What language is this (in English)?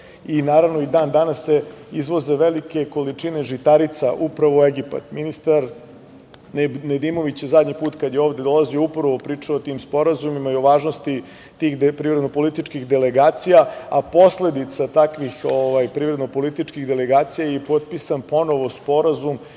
Serbian